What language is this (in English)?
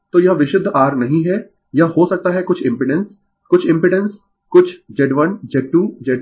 Hindi